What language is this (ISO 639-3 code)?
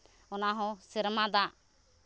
sat